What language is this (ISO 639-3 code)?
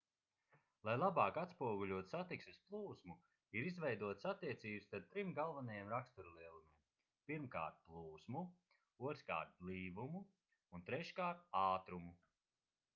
lav